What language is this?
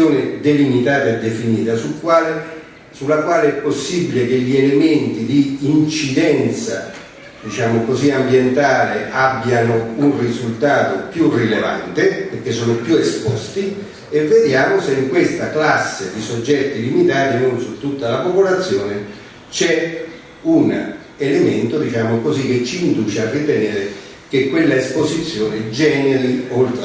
Italian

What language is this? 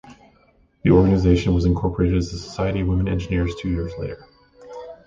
English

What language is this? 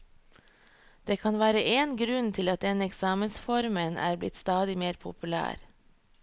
Norwegian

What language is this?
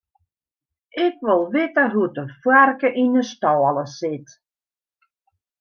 Western Frisian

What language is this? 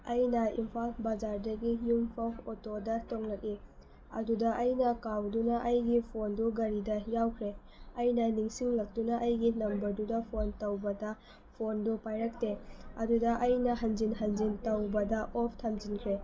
Manipuri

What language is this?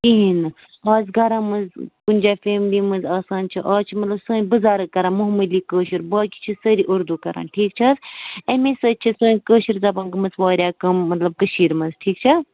Kashmiri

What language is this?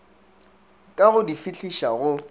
Northern Sotho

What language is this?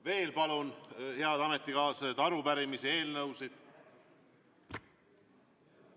Estonian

